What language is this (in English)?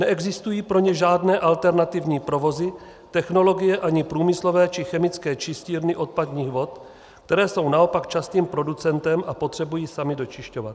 Czech